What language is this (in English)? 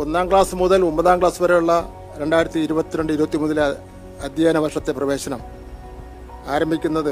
Malayalam